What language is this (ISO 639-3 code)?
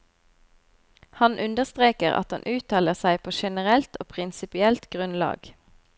nor